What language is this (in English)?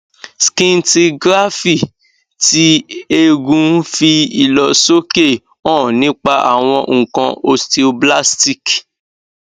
Yoruba